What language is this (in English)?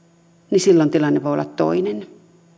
Finnish